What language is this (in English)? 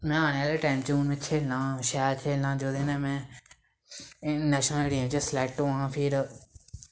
Dogri